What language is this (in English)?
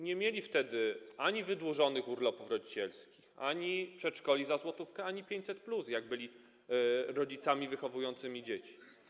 Polish